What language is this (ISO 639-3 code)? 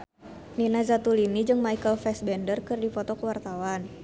sun